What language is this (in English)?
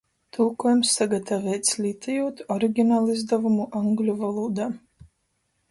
Latgalian